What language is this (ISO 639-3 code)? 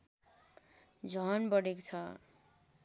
nep